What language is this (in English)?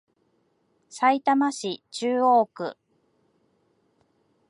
Japanese